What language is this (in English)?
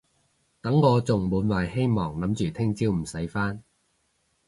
Cantonese